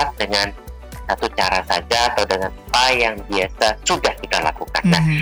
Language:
Indonesian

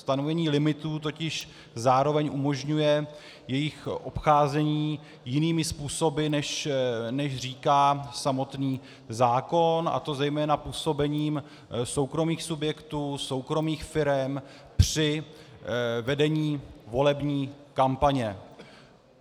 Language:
Czech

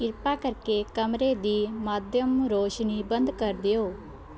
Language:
Punjabi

